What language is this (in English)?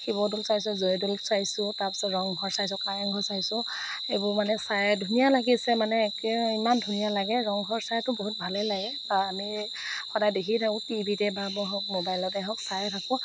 Assamese